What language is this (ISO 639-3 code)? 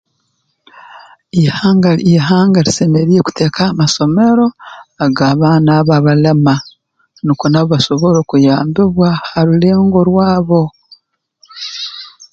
ttj